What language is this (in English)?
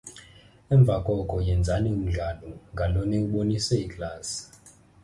Xhosa